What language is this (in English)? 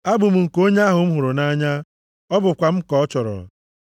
Igbo